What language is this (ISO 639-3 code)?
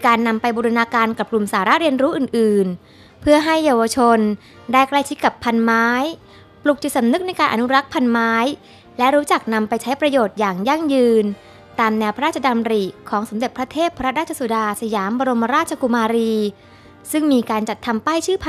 tha